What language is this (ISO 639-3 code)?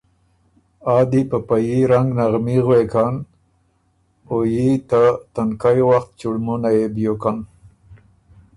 oru